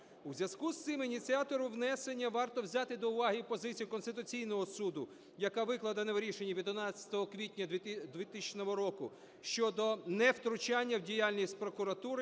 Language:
Ukrainian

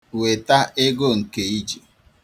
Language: Igbo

